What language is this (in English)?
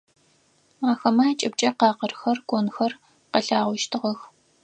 Adyghe